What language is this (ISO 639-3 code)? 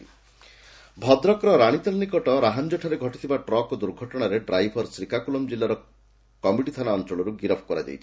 ori